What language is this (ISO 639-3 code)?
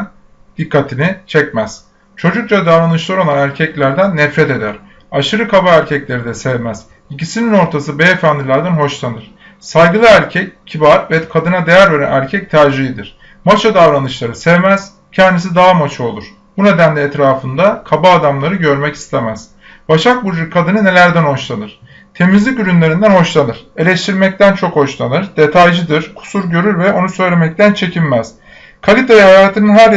tur